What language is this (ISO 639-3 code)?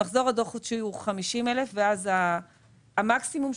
heb